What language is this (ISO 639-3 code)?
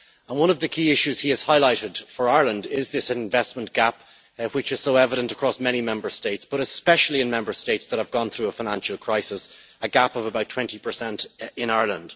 eng